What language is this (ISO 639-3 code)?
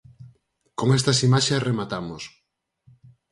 glg